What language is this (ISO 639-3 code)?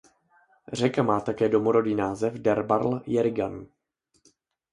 ces